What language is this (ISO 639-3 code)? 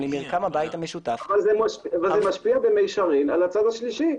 heb